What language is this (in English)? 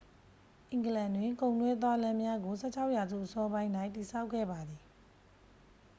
Burmese